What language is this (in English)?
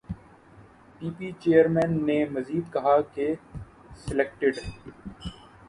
Urdu